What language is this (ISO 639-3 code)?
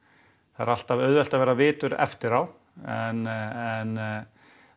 isl